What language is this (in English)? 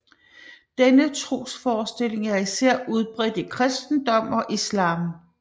Danish